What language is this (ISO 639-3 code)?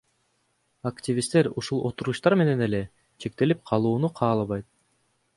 kir